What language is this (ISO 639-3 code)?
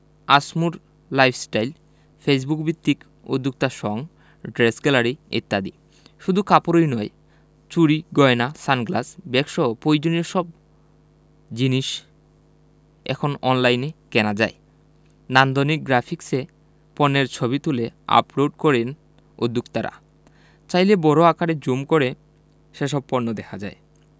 ben